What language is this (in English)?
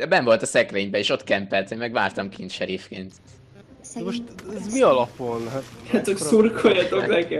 Hungarian